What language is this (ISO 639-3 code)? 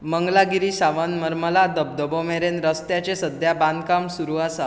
kok